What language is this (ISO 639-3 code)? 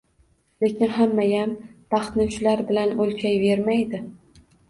uzb